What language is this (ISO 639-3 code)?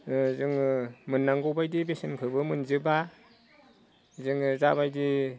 brx